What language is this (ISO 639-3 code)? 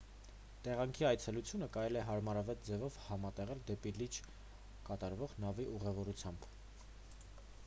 hye